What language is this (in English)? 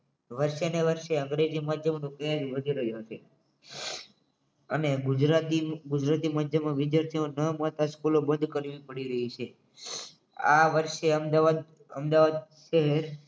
Gujarati